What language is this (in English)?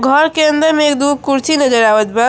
Bhojpuri